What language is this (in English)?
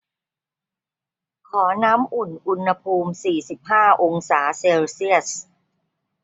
Thai